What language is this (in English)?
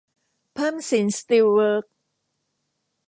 Thai